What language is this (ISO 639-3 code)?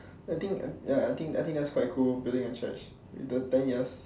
eng